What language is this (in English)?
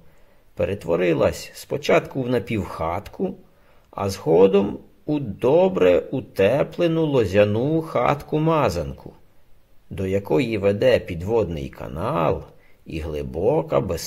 Ukrainian